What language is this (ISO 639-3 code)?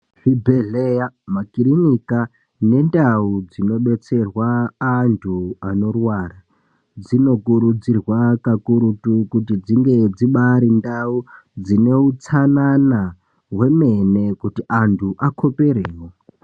ndc